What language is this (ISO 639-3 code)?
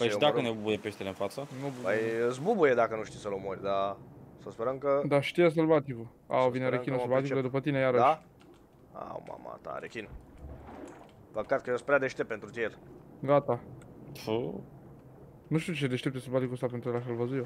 ron